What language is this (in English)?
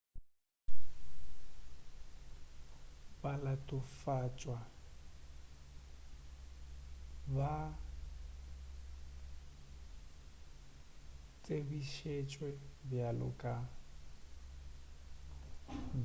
Northern Sotho